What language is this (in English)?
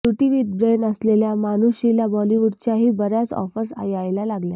Marathi